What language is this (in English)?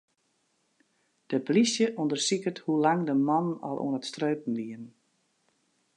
Western Frisian